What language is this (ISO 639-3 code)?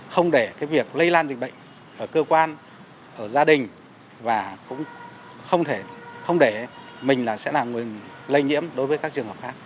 vie